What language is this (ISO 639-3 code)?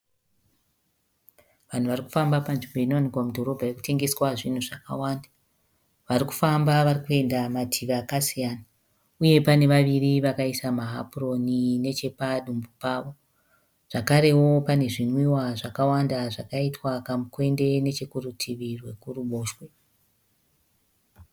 sna